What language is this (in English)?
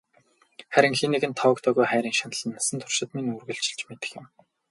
Mongolian